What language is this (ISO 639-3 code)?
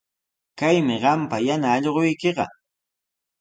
qws